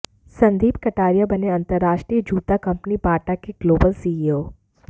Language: Hindi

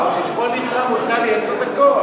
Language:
Hebrew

